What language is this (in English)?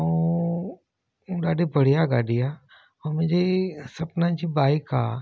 Sindhi